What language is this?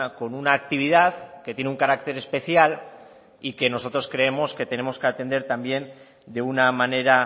Spanish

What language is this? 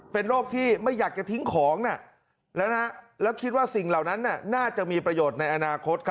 Thai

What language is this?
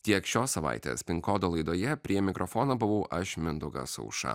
Lithuanian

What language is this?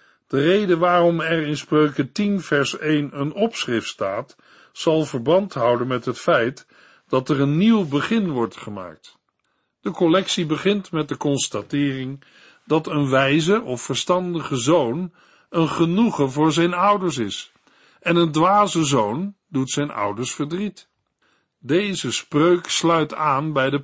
Dutch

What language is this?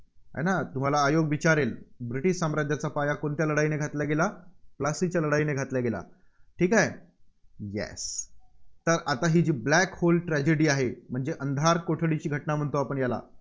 Marathi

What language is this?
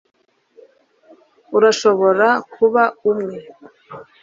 Kinyarwanda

